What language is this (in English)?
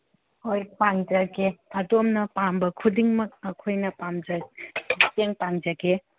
Manipuri